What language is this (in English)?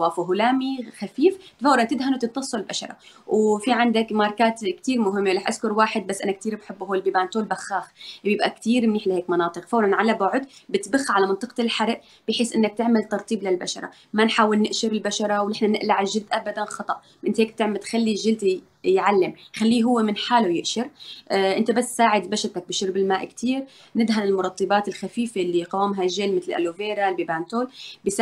Arabic